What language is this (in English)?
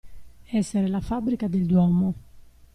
Italian